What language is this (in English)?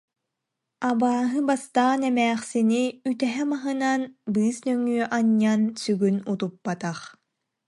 Yakut